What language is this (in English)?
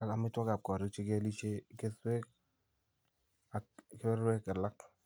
Kalenjin